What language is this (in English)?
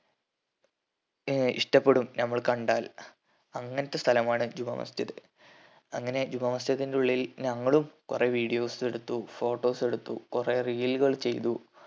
Malayalam